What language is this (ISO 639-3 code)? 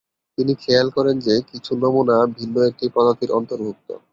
ben